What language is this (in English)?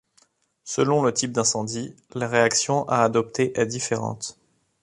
French